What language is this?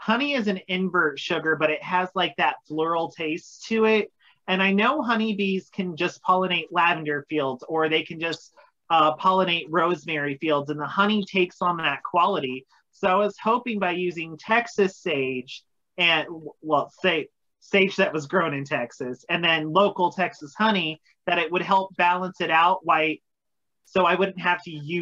English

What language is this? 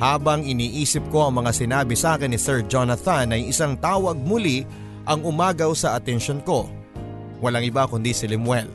Filipino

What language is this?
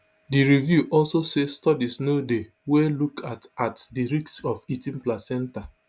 Nigerian Pidgin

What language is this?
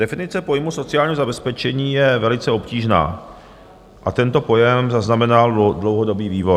Czech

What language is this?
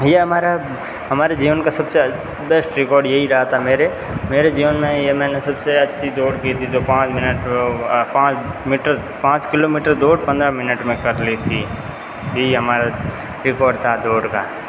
Hindi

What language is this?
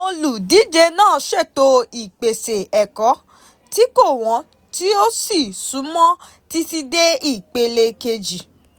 Yoruba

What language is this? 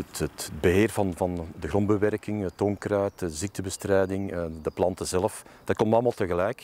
Dutch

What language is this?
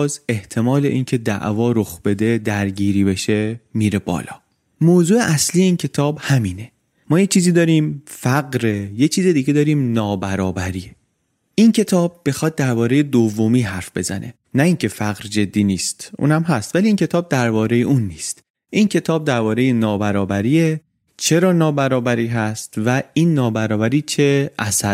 Persian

